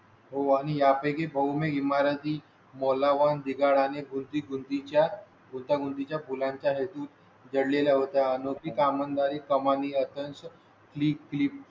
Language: Marathi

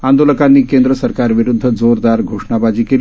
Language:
Marathi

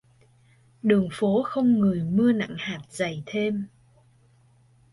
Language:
Vietnamese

